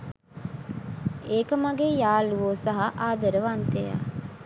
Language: Sinhala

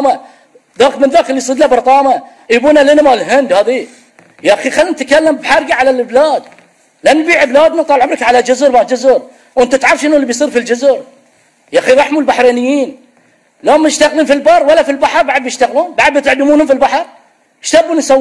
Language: Arabic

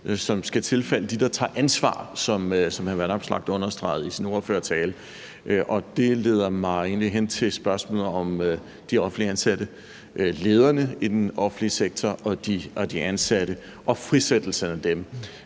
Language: Danish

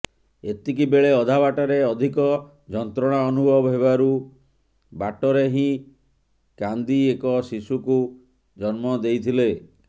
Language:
Odia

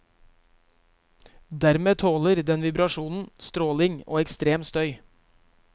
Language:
Norwegian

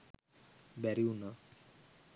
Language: Sinhala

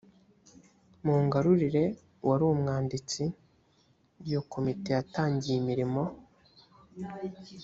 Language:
Kinyarwanda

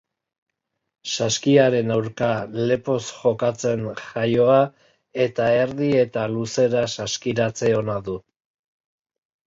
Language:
Basque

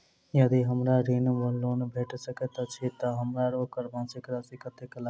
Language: Maithili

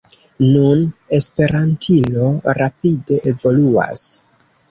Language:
Esperanto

